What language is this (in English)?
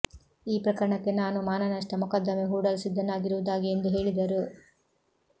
Kannada